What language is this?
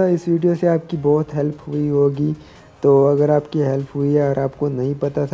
Hindi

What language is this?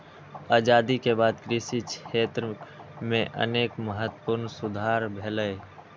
Maithili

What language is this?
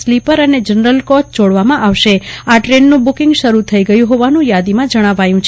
Gujarati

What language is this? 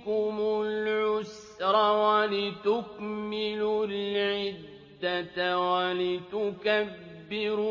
Arabic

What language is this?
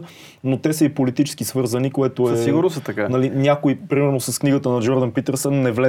Bulgarian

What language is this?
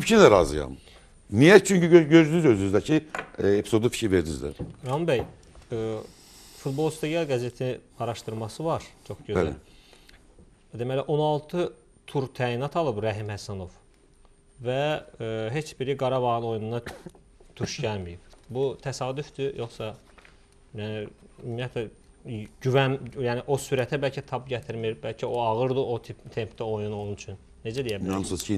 Turkish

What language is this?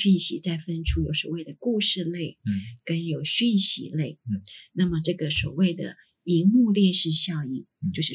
Chinese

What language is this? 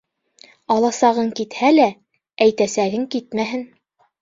Bashkir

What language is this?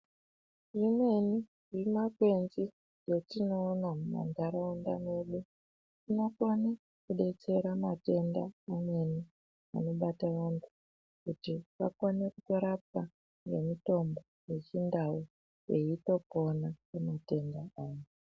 Ndau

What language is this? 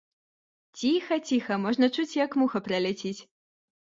Belarusian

